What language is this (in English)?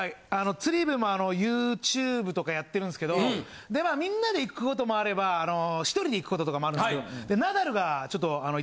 Japanese